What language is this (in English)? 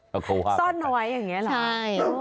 Thai